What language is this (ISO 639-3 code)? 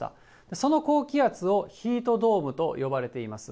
jpn